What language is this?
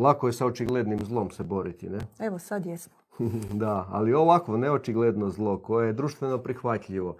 Croatian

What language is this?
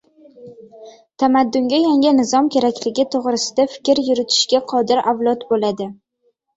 Uzbek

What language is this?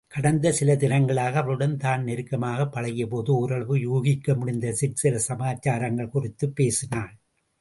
Tamil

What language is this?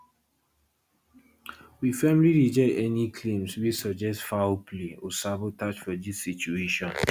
Nigerian Pidgin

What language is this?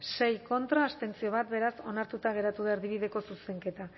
Basque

